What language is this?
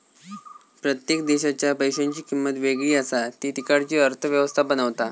Marathi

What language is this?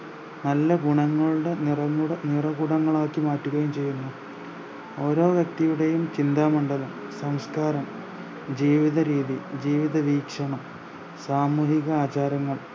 Malayalam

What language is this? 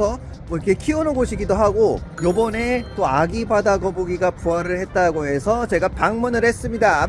Korean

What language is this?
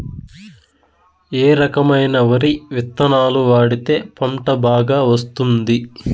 Telugu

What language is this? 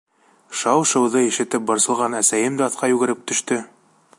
Bashkir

